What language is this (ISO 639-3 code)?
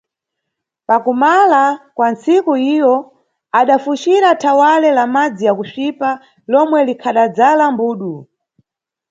nyu